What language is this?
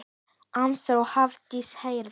Icelandic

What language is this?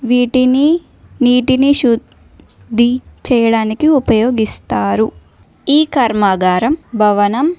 Telugu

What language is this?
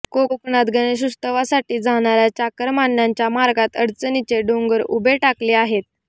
Marathi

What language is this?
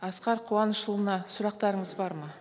Kazakh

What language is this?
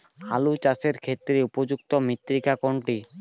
Bangla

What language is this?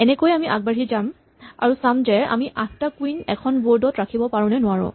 Assamese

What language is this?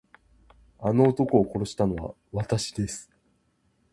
Japanese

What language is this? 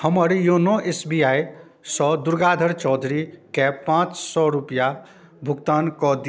Maithili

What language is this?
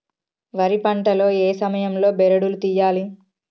Telugu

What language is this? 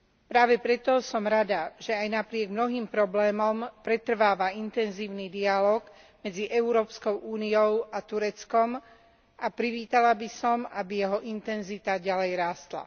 Slovak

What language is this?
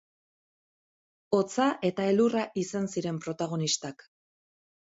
Basque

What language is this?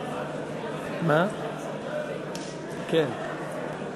Hebrew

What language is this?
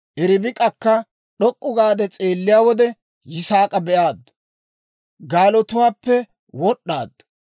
Dawro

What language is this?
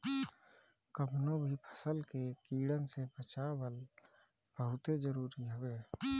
Bhojpuri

